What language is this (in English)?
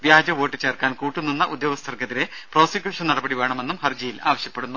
Malayalam